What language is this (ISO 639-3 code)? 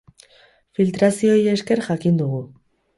eus